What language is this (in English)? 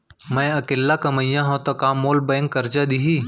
Chhattisgarhi